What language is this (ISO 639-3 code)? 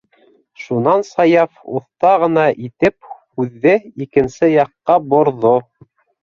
bak